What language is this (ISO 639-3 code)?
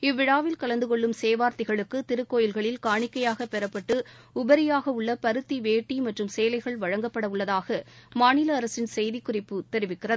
tam